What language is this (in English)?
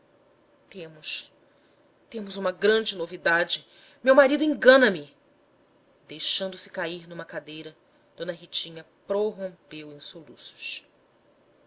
Portuguese